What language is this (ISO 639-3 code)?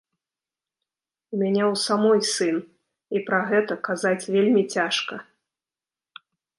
bel